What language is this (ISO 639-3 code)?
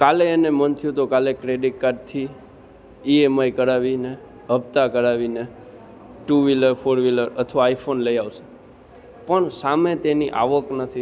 guj